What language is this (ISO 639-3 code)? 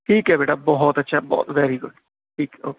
pan